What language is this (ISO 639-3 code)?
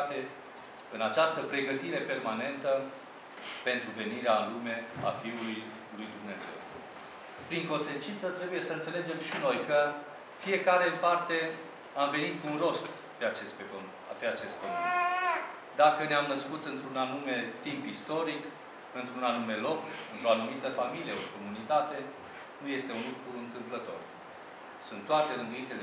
ron